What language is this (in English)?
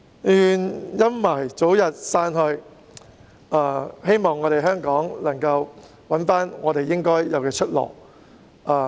Cantonese